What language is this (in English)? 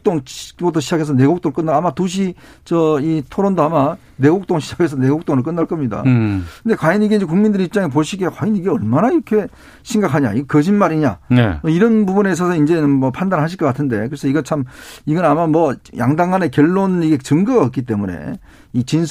Korean